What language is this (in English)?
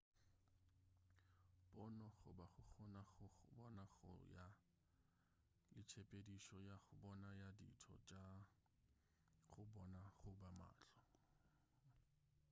Northern Sotho